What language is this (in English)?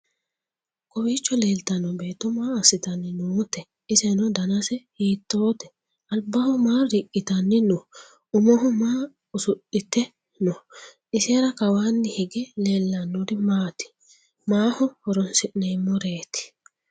Sidamo